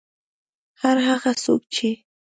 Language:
Pashto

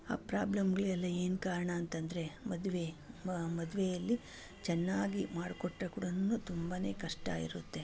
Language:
Kannada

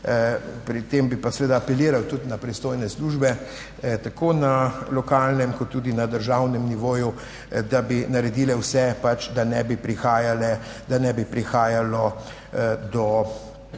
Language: Slovenian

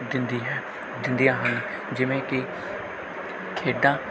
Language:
Punjabi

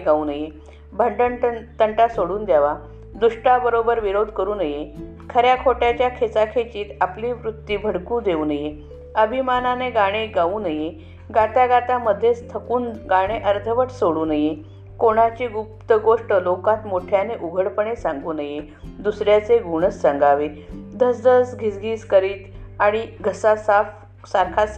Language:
Marathi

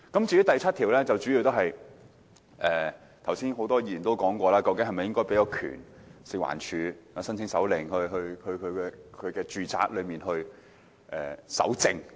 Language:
Cantonese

